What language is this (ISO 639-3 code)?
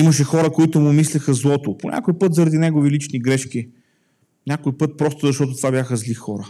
bul